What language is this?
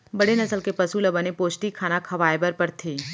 Chhattisgarhi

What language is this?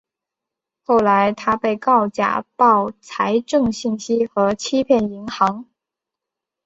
Chinese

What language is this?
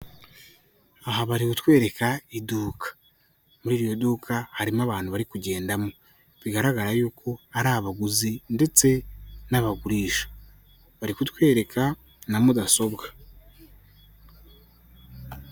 Kinyarwanda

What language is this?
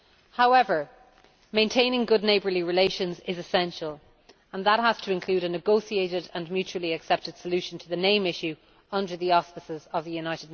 English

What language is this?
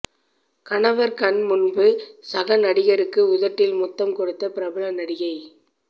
Tamil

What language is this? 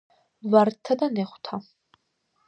Georgian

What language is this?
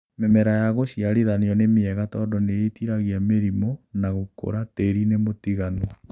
Kikuyu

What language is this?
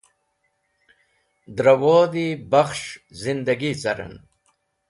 Wakhi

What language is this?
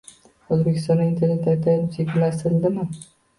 Uzbek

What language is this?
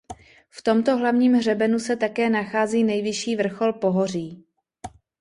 Czech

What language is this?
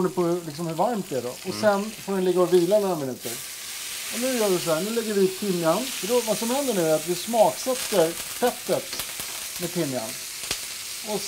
Swedish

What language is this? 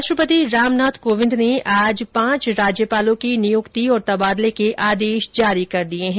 Hindi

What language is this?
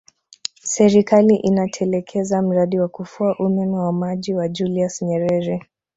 Swahili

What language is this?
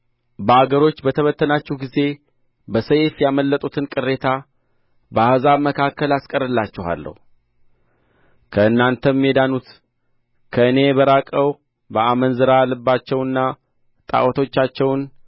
Amharic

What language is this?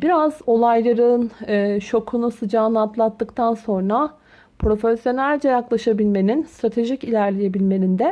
Turkish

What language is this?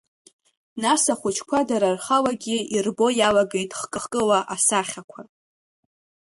Abkhazian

